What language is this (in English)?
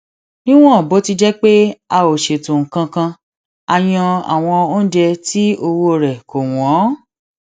Yoruba